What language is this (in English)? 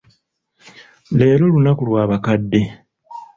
Ganda